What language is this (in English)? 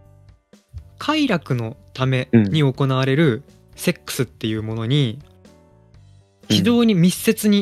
Japanese